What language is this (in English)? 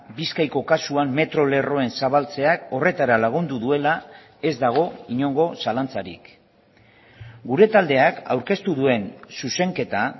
Basque